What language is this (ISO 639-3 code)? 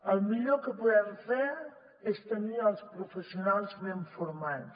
cat